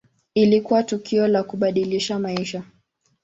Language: Swahili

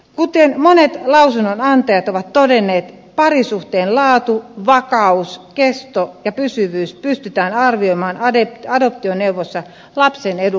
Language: Finnish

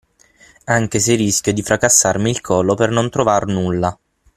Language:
Italian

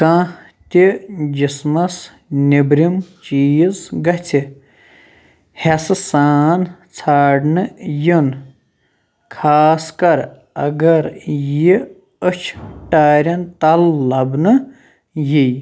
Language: Kashmiri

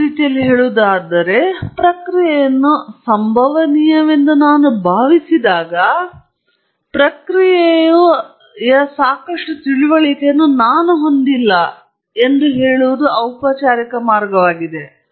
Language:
Kannada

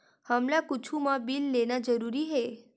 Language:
Chhattisgarhi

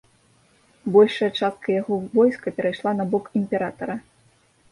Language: Belarusian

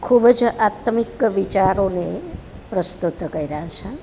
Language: Gujarati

